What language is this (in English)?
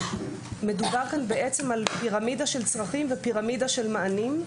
Hebrew